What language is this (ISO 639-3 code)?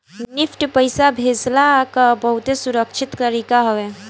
bho